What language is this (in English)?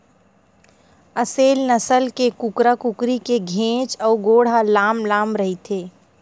Chhattisgarhi